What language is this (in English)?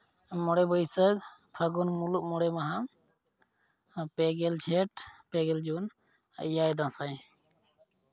Santali